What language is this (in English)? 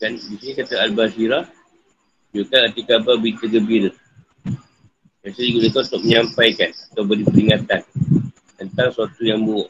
Malay